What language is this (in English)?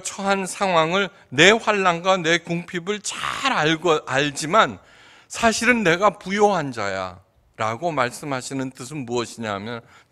Korean